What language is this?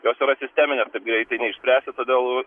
Lithuanian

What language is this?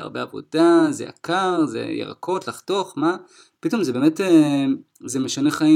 Hebrew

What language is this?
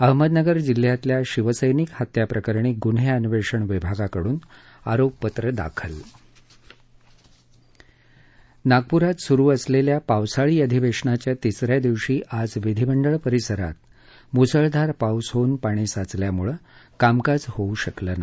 Marathi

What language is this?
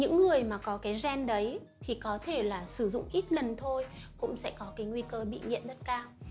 Vietnamese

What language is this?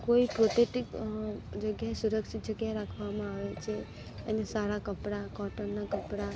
Gujarati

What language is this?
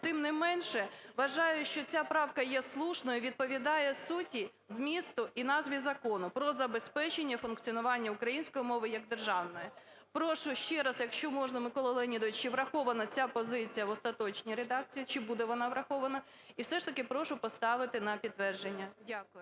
Ukrainian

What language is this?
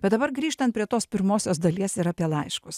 Lithuanian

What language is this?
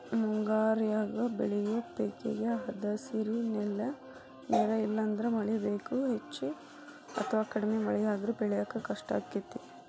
Kannada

